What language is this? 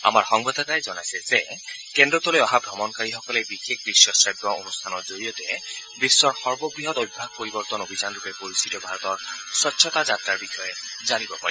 Assamese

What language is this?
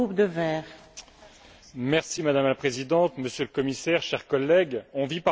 French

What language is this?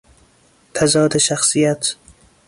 Persian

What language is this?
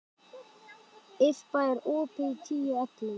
Icelandic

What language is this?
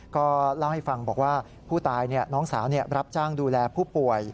Thai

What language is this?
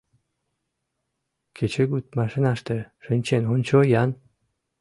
Mari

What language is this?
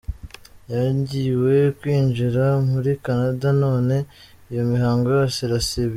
Kinyarwanda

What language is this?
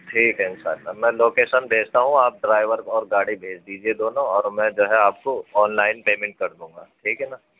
Urdu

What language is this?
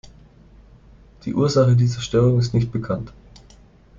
German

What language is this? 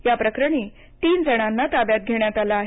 Marathi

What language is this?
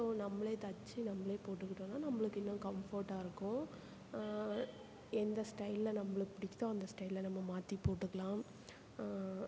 Tamil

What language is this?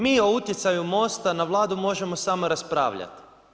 Croatian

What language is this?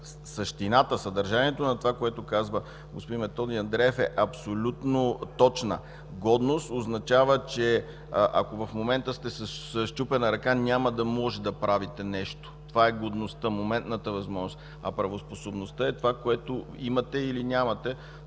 Bulgarian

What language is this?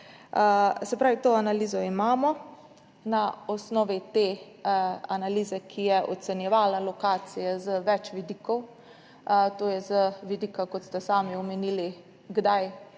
Slovenian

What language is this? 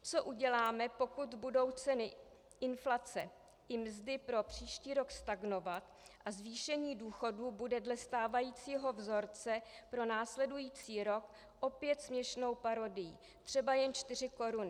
Czech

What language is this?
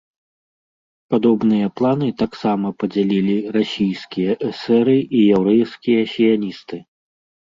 Belarusian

